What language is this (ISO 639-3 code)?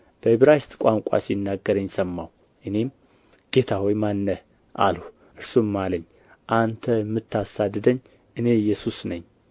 amh